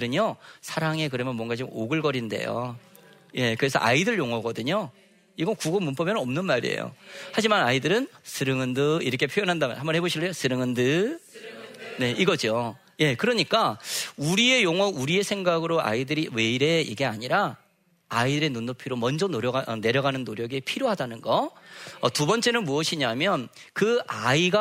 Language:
Korean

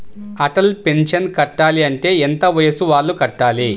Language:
Telugu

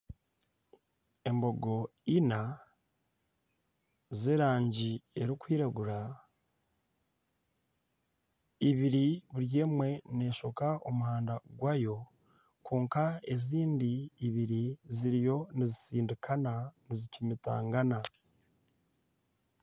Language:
Nyankole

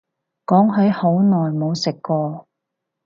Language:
Cantonese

